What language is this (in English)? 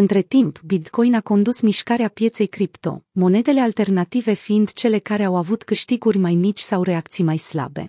Romanian